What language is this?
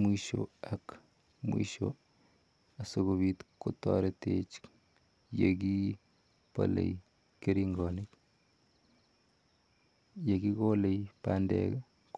Kalenjin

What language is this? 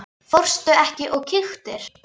Icelandic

